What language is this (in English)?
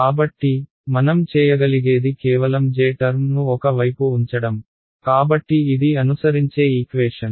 Telugu